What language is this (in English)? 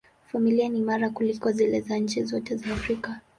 Swahili